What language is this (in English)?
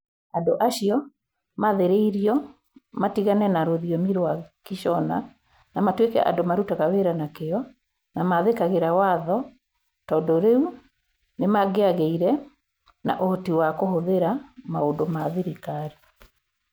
Kikuyu